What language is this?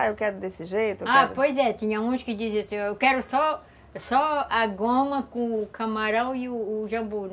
Portuguese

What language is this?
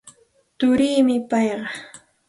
Santa Ana de Tusi Pasco Quechua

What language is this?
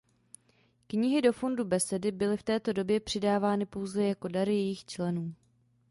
Czech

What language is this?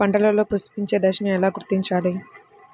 Telugu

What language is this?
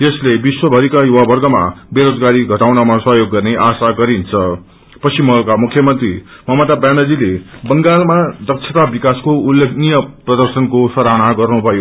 Nepali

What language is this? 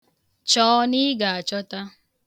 Igbo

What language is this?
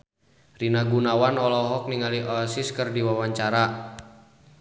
Sundanese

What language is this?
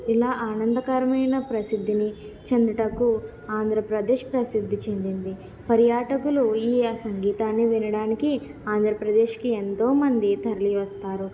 Telugu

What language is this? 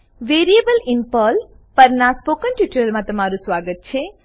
Gujarati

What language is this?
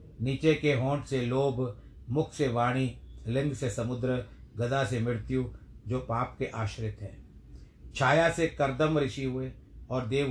Hindi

